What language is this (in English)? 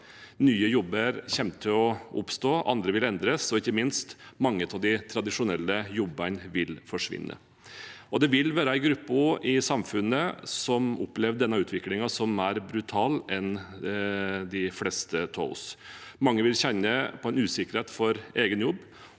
Norwegian